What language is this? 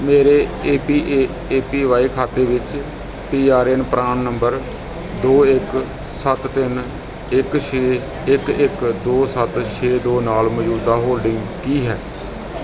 Punjabi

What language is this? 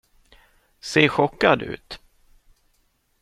Swedish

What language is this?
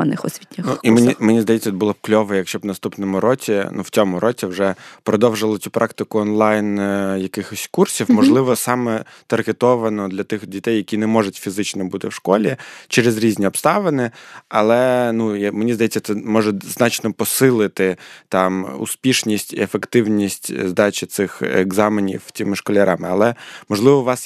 Ukrainian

